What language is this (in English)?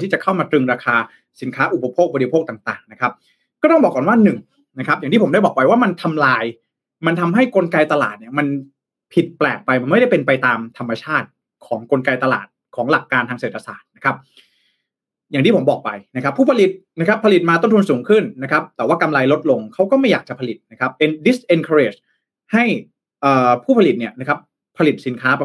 Thai